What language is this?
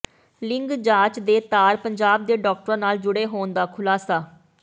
Punjabi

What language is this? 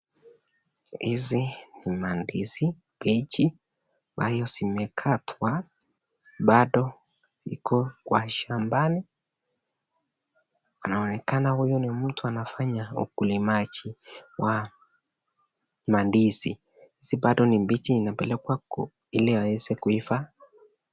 Swahili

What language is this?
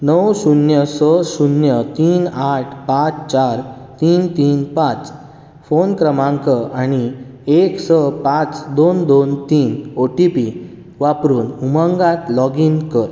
Konkani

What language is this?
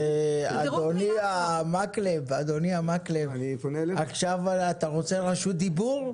Hebrew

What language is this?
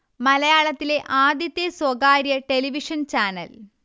Malayalam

